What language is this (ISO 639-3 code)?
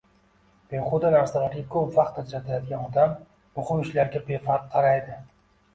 uzb